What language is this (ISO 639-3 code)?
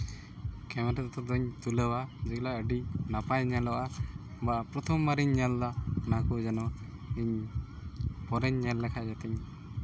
sat